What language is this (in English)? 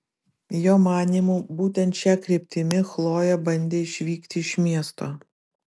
Lithuanian